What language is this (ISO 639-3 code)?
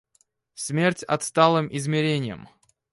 rus